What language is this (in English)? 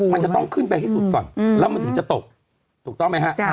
Thai